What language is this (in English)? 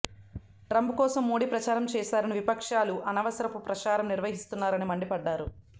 Telugu